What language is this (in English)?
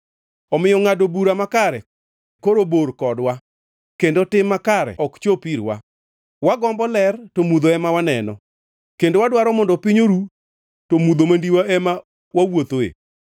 Luo (Kenya and Tanzania)